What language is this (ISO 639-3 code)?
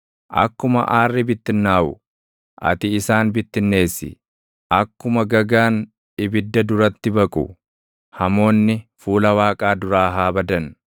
orm